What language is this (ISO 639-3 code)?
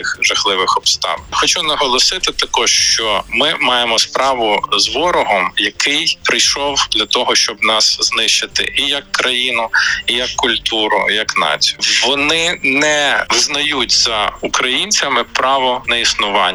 ukr